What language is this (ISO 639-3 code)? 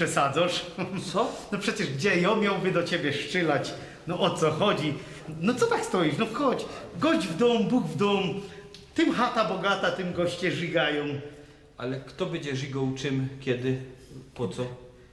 pol